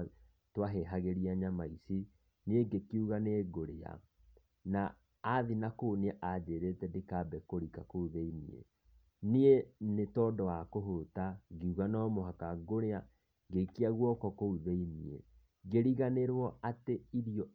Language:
Kikuyu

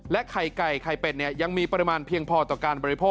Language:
Thai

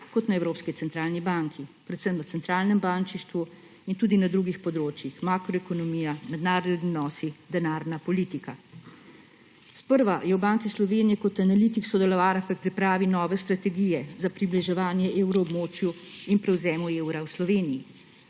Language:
Slovenian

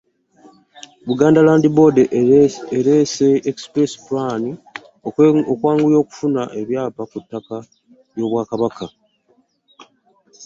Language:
Ganda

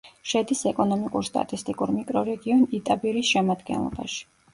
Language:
Georgian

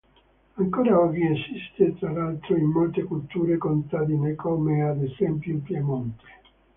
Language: Italian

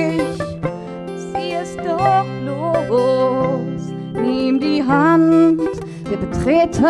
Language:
Indonesian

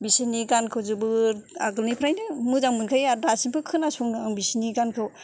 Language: Bodo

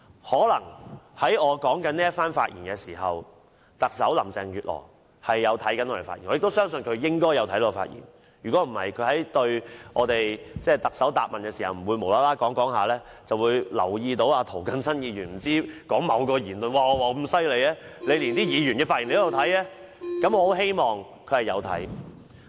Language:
Cantonese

